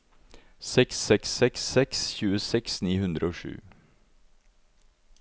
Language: Norwegian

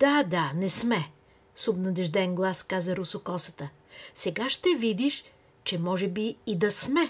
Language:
Bulgarian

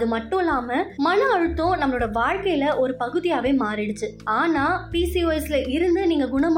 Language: Tamil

